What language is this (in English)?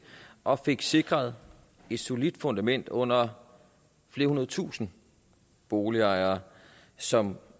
Danish